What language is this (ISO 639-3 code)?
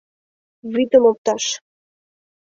chm